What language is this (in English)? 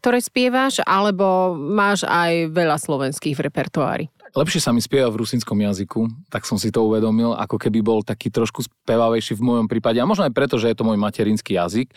Slovak